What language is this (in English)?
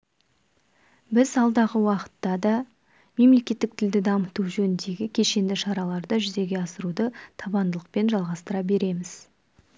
Kazakh